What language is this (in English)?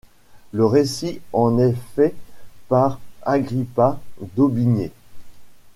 French